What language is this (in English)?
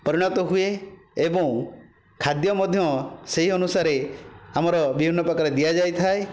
Odia